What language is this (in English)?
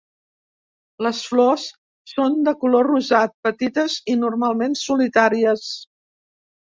Catalan